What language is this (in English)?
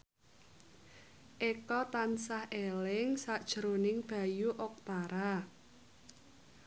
Javanese